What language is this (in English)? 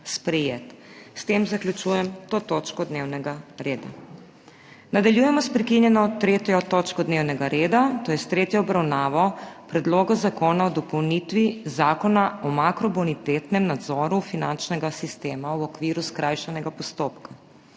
Slovenian